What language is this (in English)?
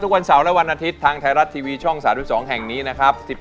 Thai